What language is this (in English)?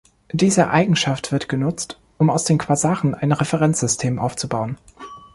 German